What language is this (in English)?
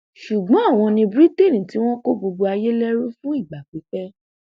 Yoruba